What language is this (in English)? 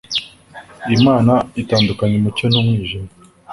Kinyarwanda